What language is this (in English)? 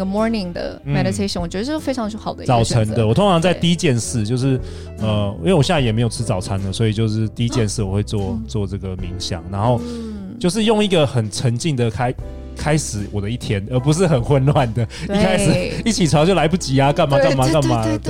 Chinese